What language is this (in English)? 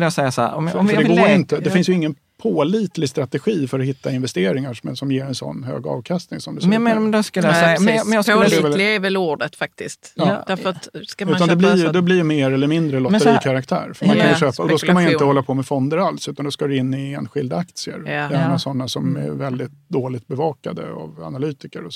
Swedish